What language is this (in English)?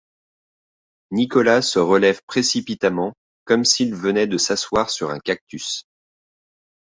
French